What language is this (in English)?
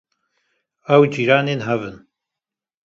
Kurdish